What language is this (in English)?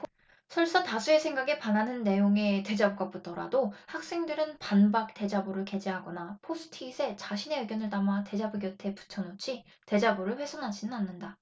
Korean